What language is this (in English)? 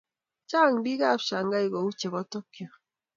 Kalenjin